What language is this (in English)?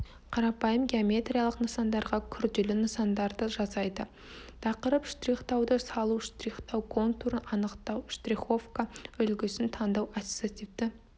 Kazakh